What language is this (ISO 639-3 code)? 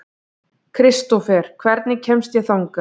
isl